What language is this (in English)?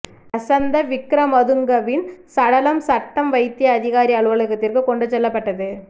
Tamil